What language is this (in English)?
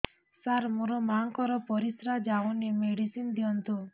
Odia